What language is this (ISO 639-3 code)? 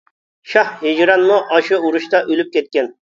uig